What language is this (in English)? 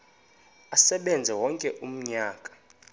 Xhosa